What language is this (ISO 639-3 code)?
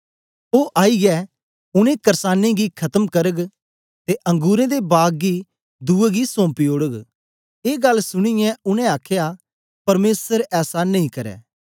doi